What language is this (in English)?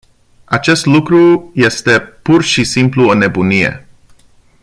Romanian